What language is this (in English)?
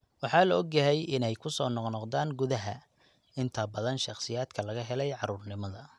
Somali